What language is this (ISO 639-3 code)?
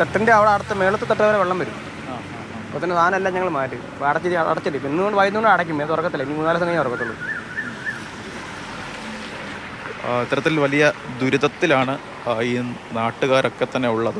mal